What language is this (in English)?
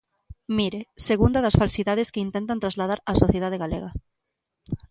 Galician